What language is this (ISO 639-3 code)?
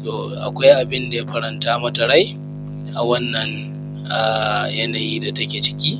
hau